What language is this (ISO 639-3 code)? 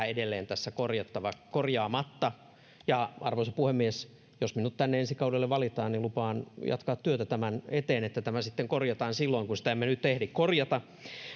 fin